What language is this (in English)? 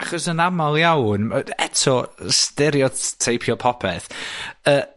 Welsh